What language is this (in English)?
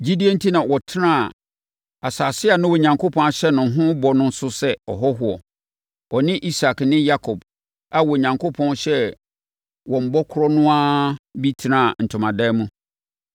Akan